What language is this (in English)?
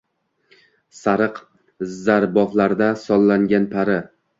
Uzbek